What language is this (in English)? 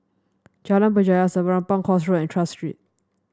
English